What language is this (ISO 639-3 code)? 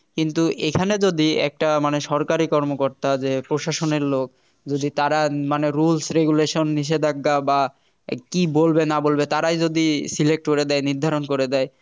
ben